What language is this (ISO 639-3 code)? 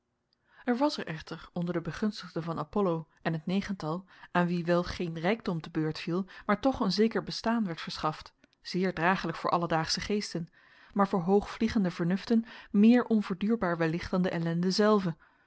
nld